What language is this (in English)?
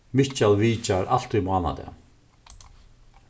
Faroese